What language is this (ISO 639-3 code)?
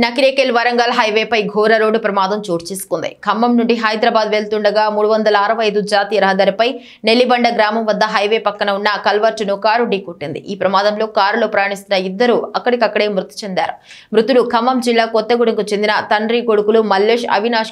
hin